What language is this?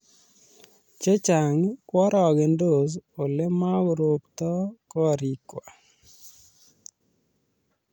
Kalenjin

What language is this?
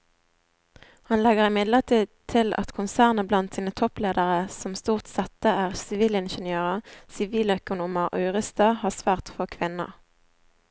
Norwegian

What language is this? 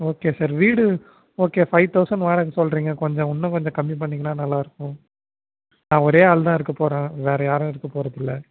Tamil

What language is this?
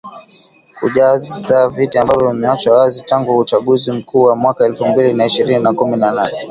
Swahili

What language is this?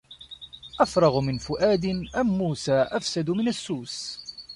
Arabic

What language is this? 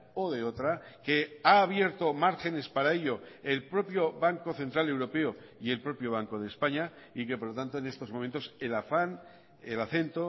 Spanish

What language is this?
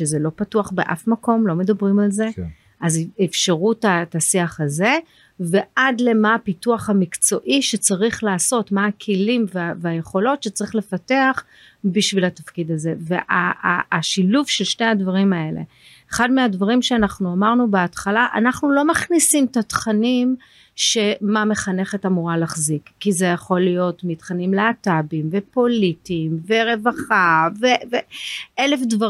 Hebrew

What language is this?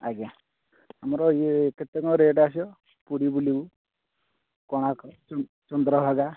Odia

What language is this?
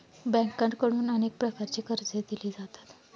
Marathi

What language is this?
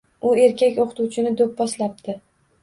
Uzbek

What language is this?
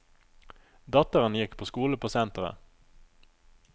Norwegian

